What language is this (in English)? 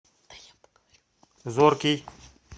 Russian